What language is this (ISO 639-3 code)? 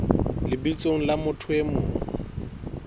sot